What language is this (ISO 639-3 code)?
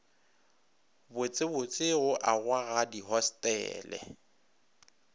nso